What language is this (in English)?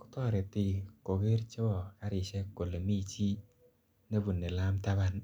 Kalenjin